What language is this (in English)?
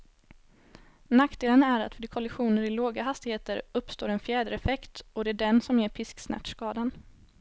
Swedish